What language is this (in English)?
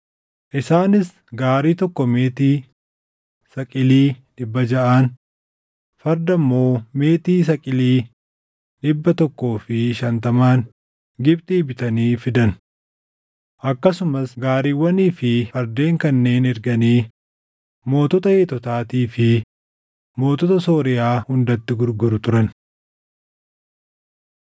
Oromo